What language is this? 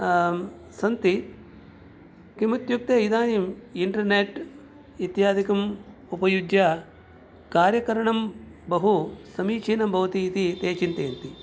Sanskrit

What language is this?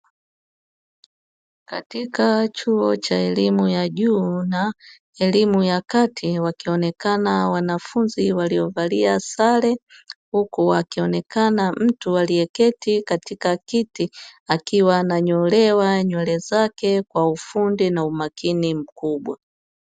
Swahili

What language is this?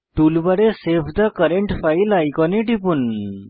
Bangla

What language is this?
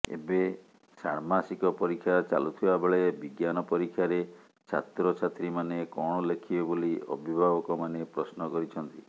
Odia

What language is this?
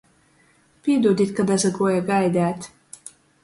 Latgalian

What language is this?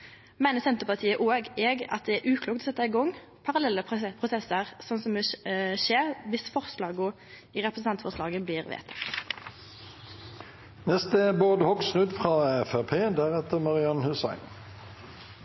Norwegian Nynorsk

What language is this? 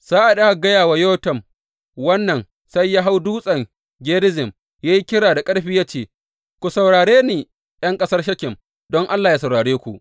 Hausa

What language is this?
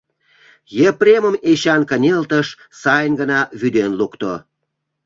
Mari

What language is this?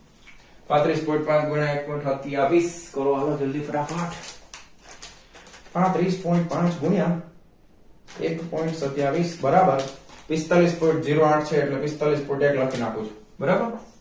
Gujarati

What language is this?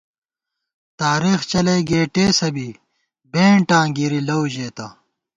Gawar-Bati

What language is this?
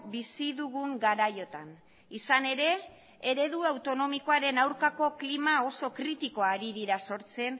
Basque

